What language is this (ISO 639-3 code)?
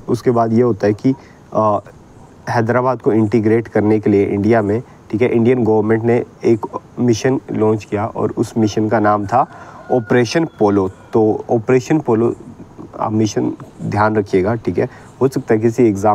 hin